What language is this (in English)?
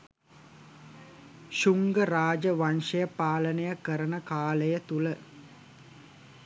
Sinhala